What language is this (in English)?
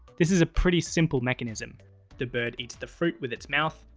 English